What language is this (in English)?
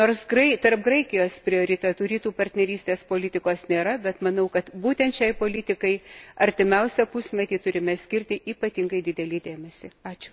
Lithuanian